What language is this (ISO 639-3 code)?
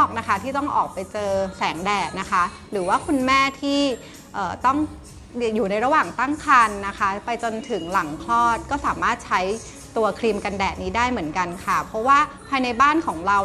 tha